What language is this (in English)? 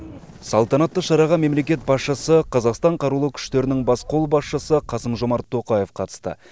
Kazakh